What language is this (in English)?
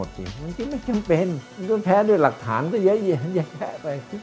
Thai